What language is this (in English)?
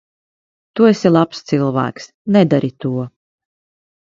Latvian